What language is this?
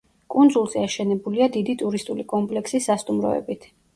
Georgian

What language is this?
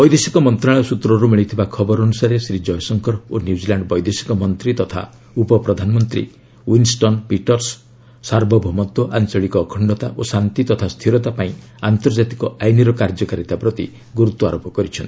Odia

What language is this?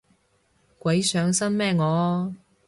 Cantonese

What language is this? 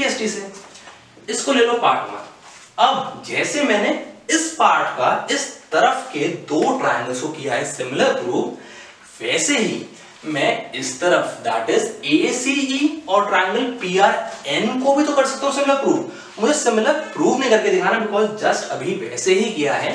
Hindi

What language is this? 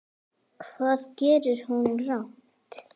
Icelandic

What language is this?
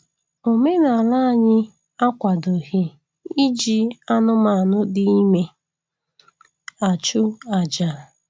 Igbo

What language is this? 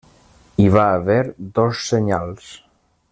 Catalan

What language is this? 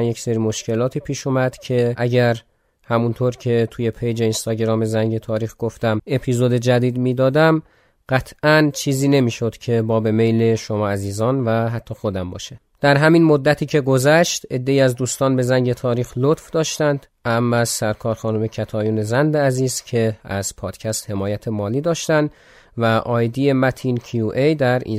Persian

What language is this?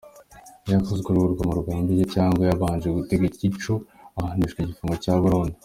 Kinyarwanda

